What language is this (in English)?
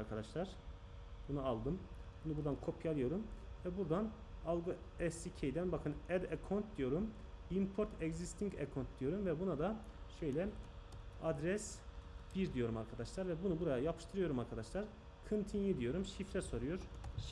Turkish